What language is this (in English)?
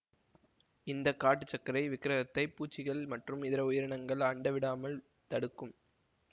Tamil